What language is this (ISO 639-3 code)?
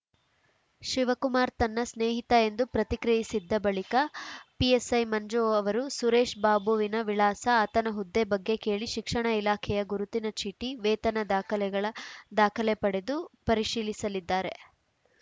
kan